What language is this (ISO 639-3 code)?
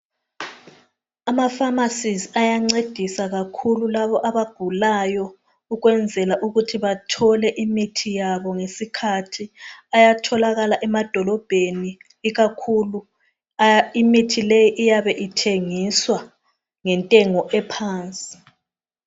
nde